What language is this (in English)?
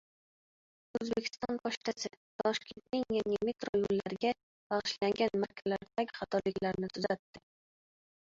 Uzbek